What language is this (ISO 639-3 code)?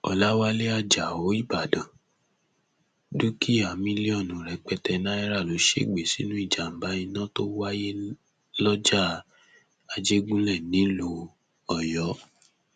yor